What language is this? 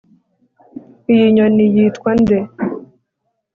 Kinyarwanda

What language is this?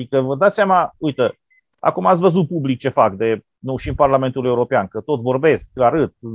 Romanian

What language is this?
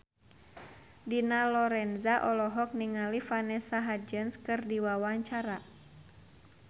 Sundanese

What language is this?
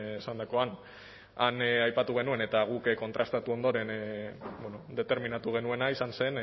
Basque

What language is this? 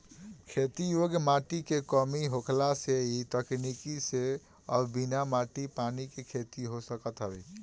Bhojpuri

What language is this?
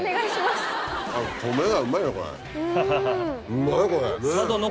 Japanese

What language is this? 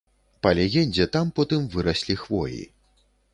Belarusian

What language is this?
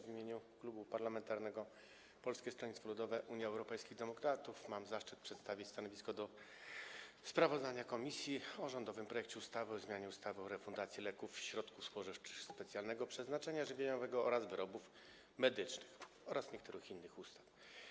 Polish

